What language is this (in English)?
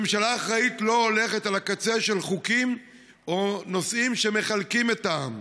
Hebrew